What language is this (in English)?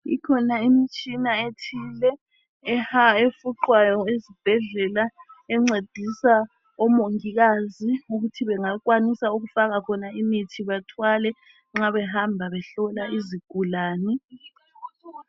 North Ndebele